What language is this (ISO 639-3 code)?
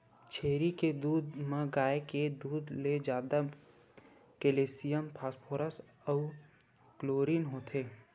hne